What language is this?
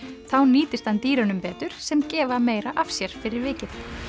Icelandic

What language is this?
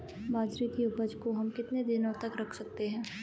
Hindi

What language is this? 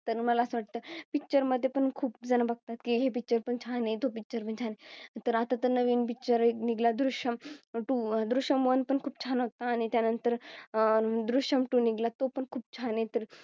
Marathi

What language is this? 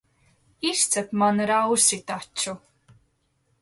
Latvian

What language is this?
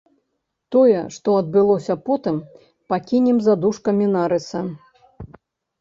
Belarusian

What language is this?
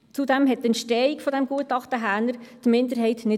Swiss German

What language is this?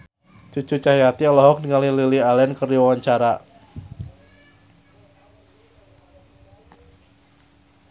Sundanese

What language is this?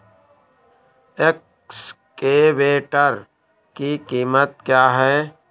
Hindi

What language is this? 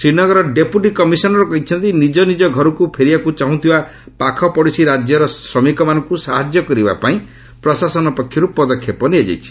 Odia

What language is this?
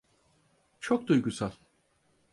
Turkish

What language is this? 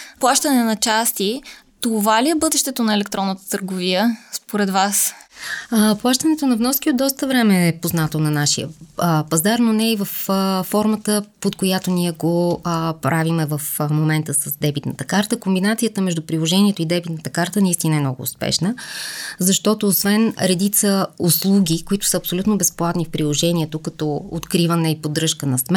Bulgarian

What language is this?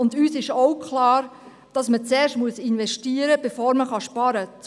Swiss German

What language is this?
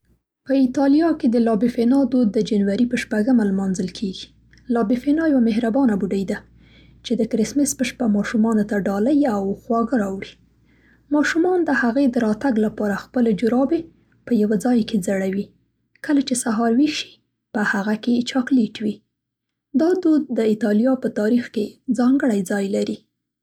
Central Pashto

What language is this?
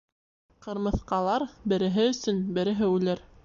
Bashkir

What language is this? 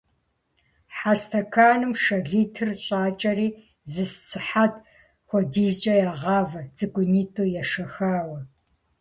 Kabardian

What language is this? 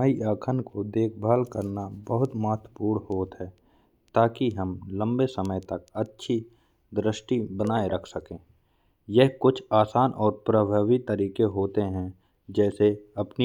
Bundeli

